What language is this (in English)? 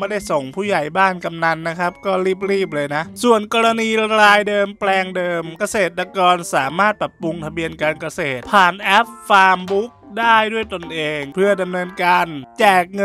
Thai